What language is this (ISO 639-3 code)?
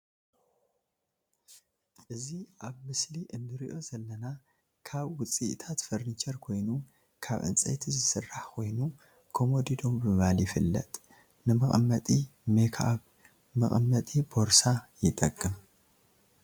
tir